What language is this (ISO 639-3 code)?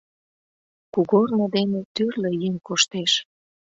chm